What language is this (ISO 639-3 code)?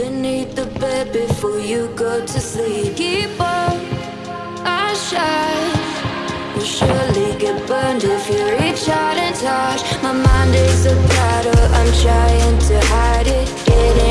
eng